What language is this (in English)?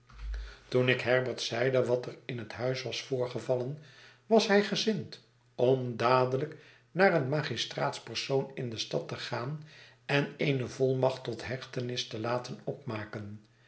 Dutch